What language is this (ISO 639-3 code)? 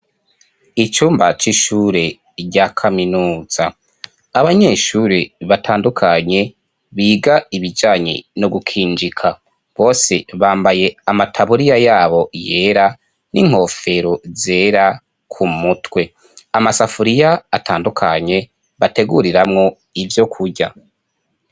run